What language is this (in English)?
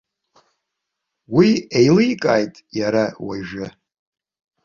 Abkhazian